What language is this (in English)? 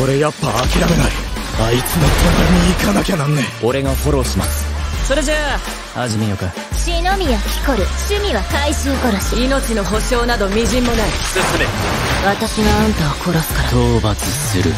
Japanese